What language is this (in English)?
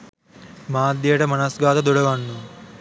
Sinhala